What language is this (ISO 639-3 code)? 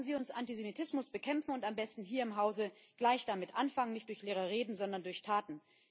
deu